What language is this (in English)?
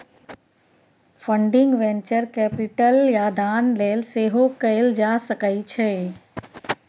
Maithili